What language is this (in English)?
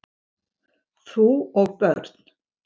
Icelandic